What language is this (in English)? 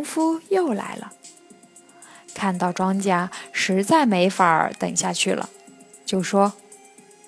Chinese